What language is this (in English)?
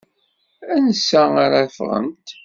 Kabyle